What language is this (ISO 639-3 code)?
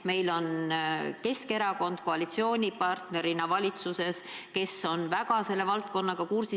est